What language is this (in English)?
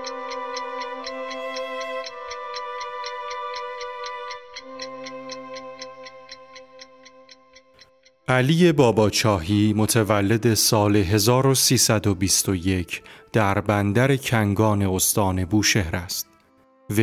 Persian